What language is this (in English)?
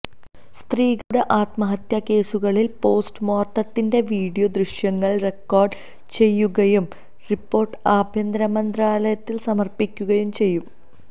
Malayalam